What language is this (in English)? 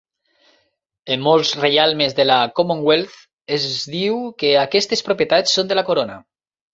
Catalan